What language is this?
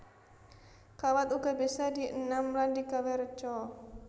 Javanese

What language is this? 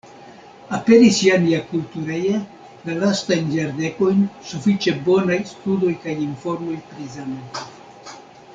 Esperanto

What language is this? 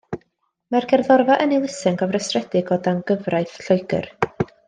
Welsh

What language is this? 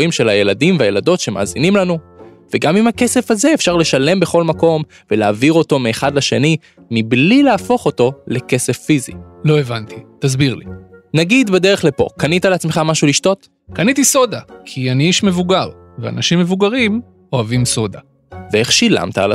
Hebrew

